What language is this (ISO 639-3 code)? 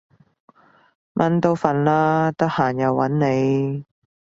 yue